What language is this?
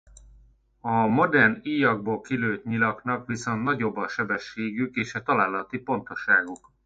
Hungarian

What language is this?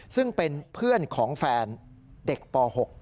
Thai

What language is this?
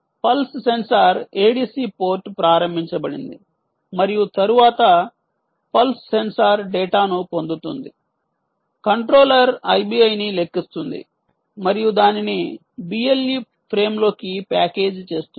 Telugu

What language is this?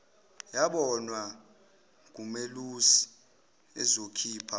Zulu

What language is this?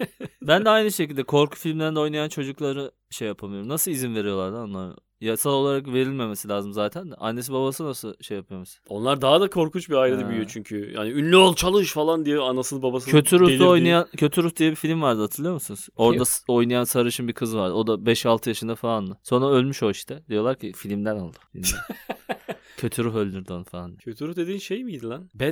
Turkish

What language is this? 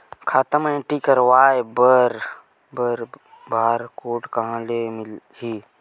Chhattisgarhi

